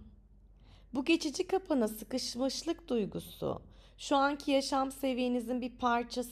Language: Turkish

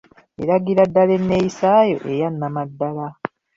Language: Ganda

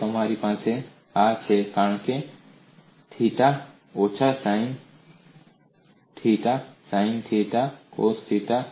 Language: Gujarati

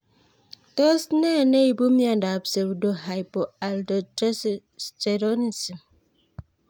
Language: Kalenjin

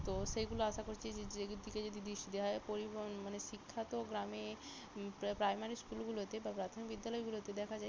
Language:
Bangla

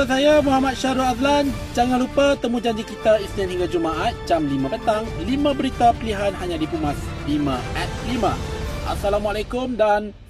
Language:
Malay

